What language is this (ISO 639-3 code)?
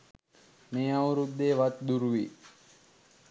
sin